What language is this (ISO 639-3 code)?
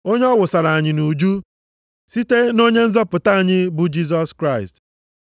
ibo